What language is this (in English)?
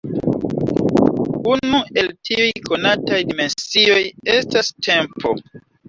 Esperanto